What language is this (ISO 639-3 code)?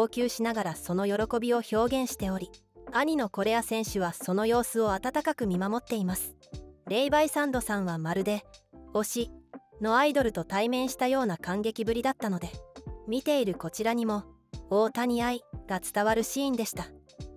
jpn